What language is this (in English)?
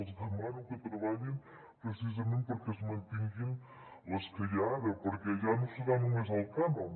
Catalan